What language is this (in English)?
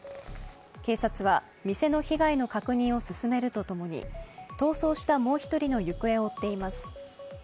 Japanese